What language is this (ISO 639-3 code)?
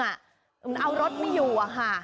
tha